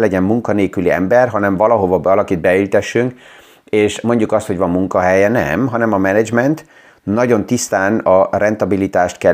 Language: Hungarian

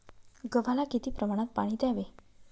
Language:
Marathi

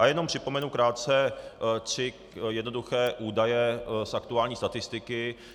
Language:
Czech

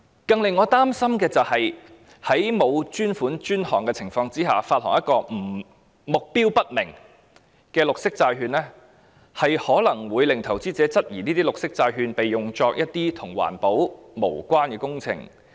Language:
Cantonese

